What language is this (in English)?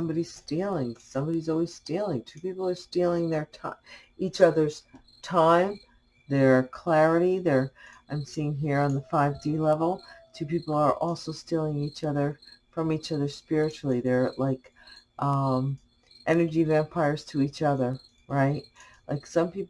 English